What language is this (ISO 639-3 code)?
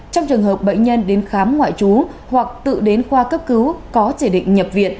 vie